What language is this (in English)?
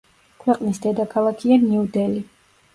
Georgian